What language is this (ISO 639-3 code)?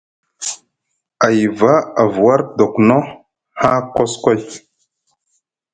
mug